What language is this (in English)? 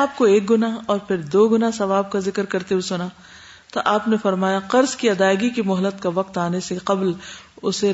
Urdu